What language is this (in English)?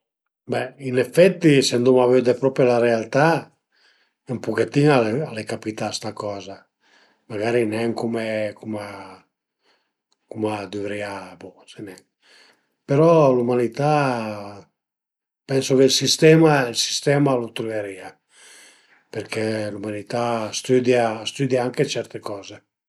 Piedmontese